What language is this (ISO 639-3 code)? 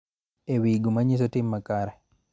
luo